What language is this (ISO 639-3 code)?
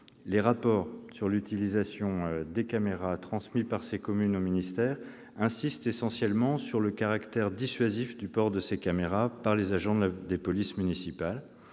fra